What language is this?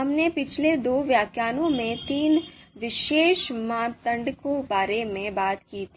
Hindi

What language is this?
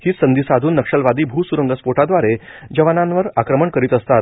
Marathi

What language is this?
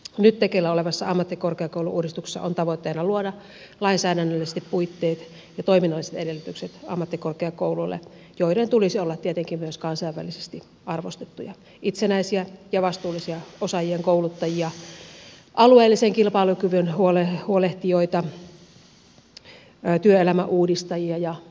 Finnish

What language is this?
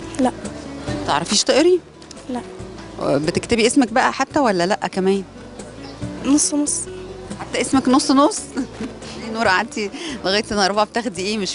Arabic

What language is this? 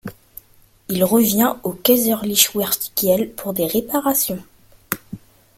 French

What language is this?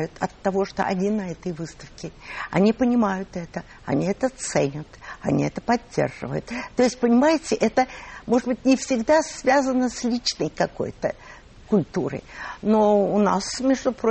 Russian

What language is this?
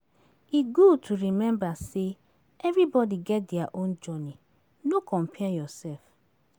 Nigerian Pidgin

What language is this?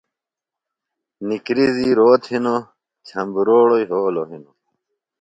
Phalura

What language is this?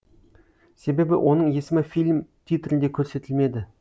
Kazakh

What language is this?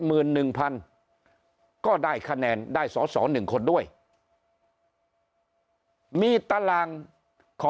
Thai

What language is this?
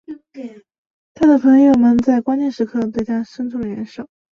Chinese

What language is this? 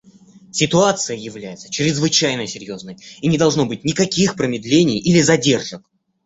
Russian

